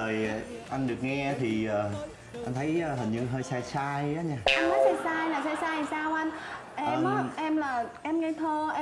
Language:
Vietnamese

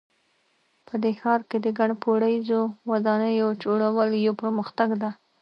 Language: Pashto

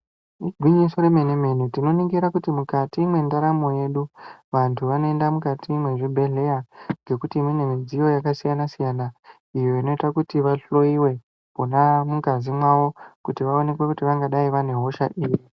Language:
Ndau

